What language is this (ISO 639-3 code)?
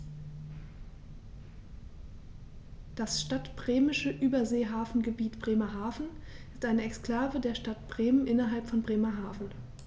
deu